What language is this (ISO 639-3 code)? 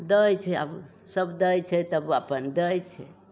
mai